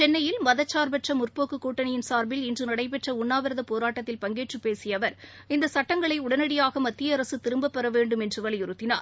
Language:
Tamil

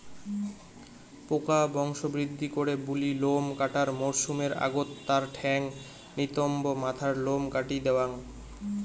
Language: Bangla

